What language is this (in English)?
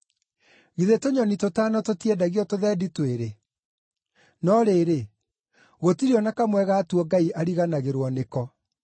Kikuyu